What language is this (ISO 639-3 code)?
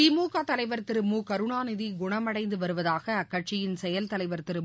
tam